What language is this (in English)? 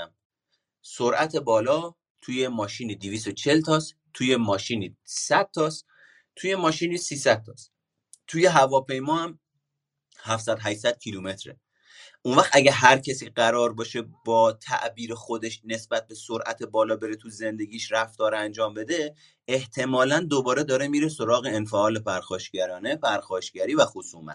Persian